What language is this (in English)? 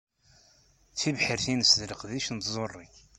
Kabyle